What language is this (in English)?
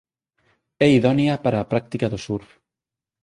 Galician